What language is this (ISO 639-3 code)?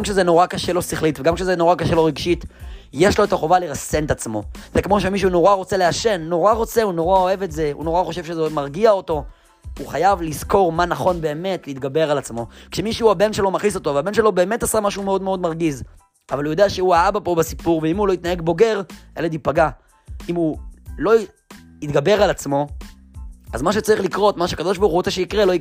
heb